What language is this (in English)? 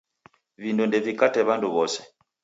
Taita